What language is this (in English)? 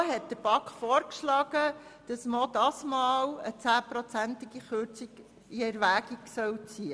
Swiss German